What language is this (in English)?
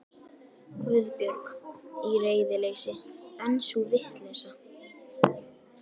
Icelandic